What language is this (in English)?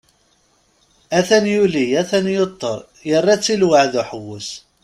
Kabyle